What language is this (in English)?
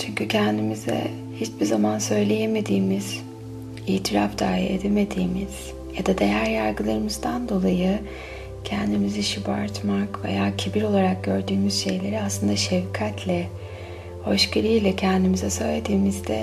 Turkish